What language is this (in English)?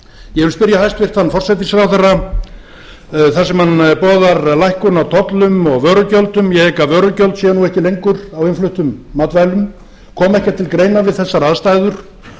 Icelandic